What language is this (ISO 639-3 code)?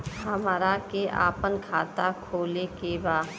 bho